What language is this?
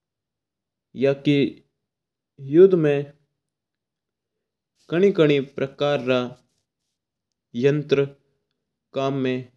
Mewari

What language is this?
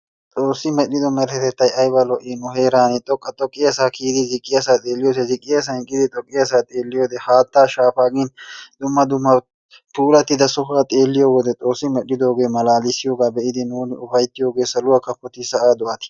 Wolaytta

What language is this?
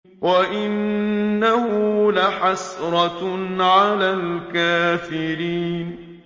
Arabic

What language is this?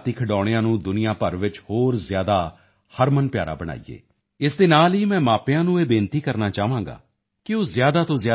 Punjabi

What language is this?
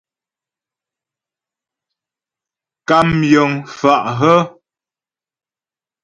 Ghomala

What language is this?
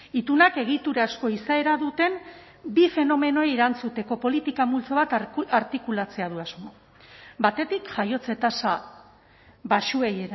Basque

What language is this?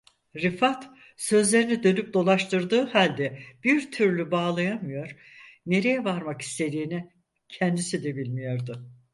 Turkish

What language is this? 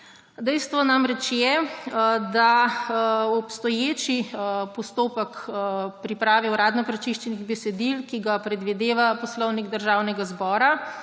Slovenian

